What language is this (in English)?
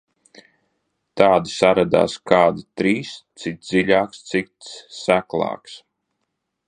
Latvian